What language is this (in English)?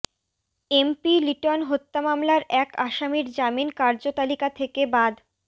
Bangla